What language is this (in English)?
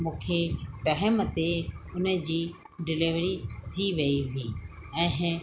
Sindhi